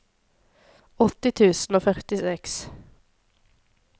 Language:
Norwegian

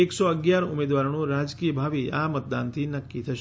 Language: Gujarati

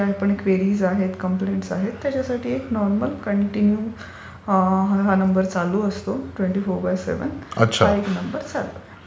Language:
Marathi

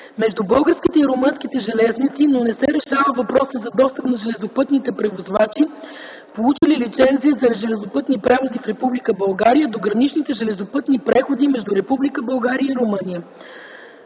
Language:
Bulgarian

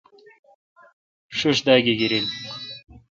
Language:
Kalkoti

